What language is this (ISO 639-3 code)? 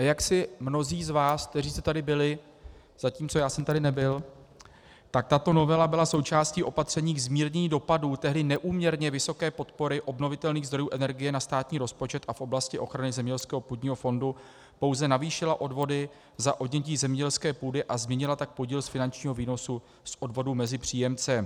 ces